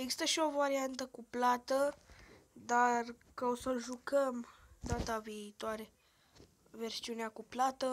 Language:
Romanian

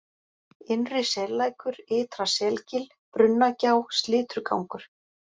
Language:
Icelandic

